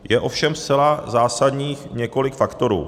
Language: Czech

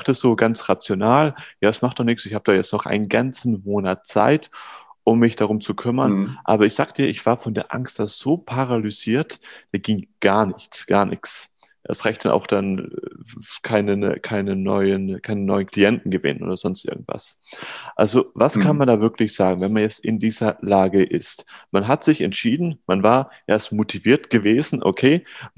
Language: German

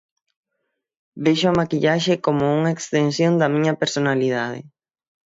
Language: Galician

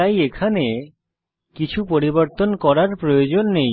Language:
Bangla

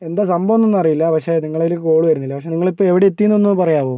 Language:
Malayalam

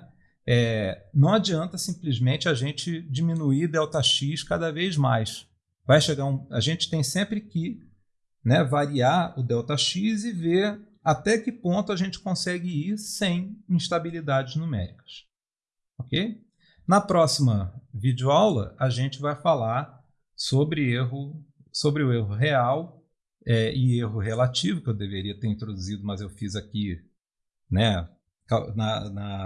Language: Portuguese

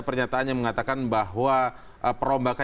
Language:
Indonesian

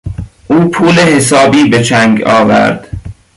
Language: Persian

